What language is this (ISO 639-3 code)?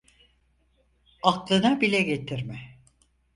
tur